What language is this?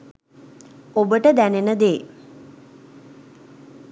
Sinhala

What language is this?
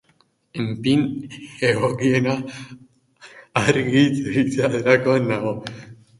Basque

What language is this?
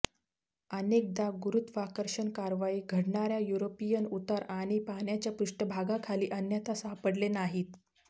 Marathi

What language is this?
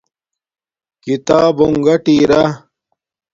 Domaaki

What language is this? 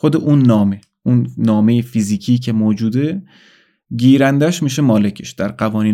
Persian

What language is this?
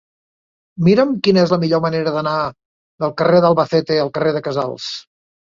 Catalan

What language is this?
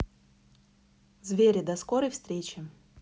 Russian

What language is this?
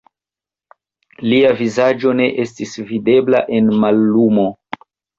Esperanto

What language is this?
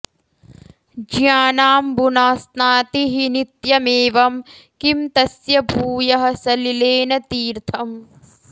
Sanskrit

